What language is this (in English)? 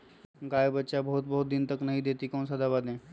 Magahi